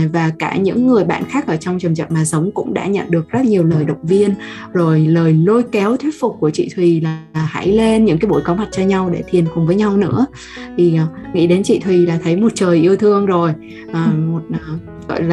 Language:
Vietnamese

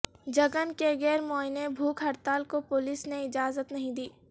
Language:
Urdu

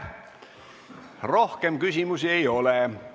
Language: Estonian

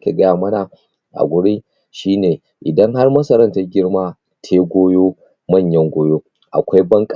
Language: Hausa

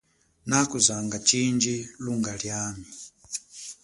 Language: Chokwe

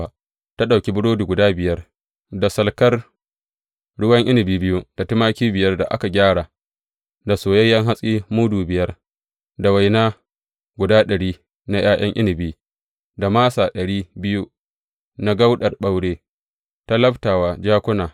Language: Hausa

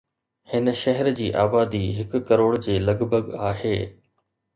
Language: Sindhi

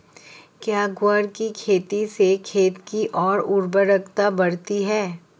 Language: Hindi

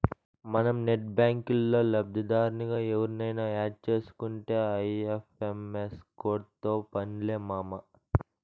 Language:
Telugu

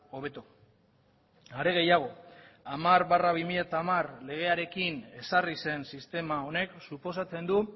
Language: Basque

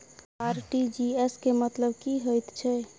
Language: Maithili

